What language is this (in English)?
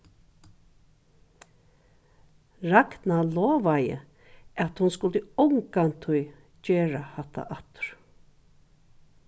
Faroese